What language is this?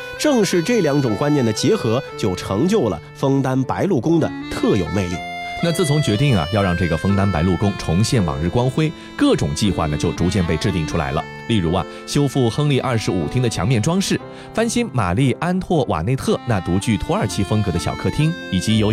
Chinese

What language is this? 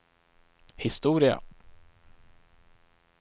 Swedish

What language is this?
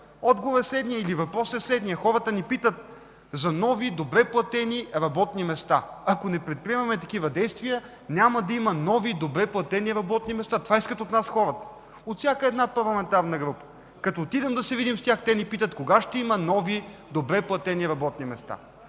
Bulgarian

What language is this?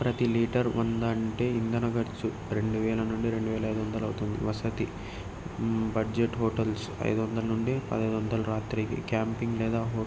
Telugu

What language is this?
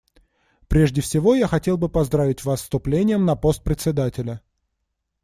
Russian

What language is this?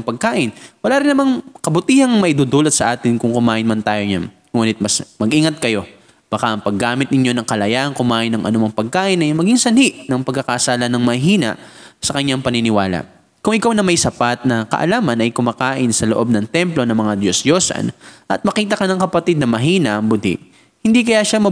Filipino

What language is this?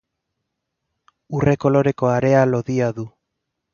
Basque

